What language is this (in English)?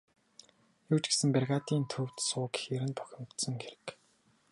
Mongolian